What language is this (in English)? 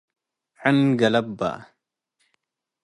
Tigre